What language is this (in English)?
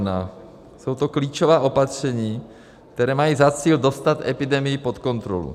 Czech